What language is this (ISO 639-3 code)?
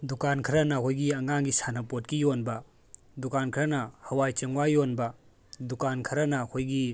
mni